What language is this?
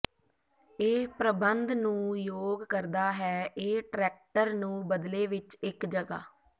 Punjabi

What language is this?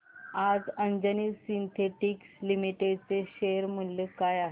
Marathi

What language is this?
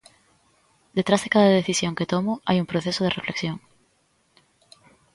Galician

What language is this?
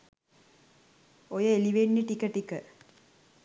Sinhala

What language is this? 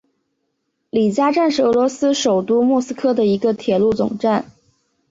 Chinese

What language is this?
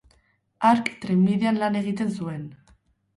Basque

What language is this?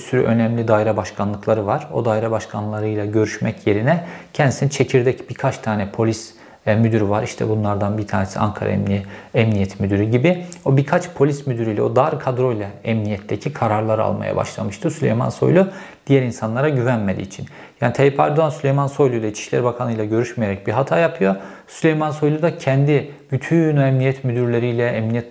Turkish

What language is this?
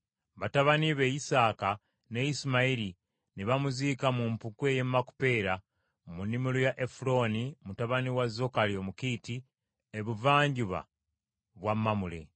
Ganda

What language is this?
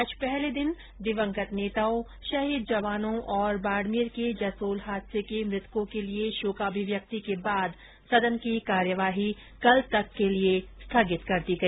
Hindi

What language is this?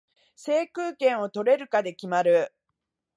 Japanese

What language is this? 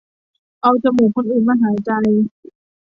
Thai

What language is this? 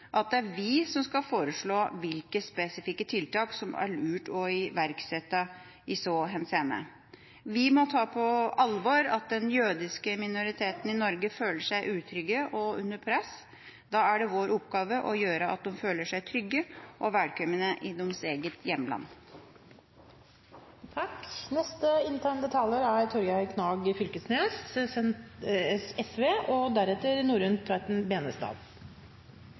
Norwegian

